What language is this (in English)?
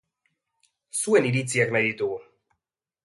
Basque